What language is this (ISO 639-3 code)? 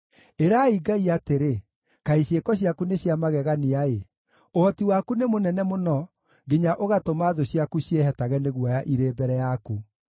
kik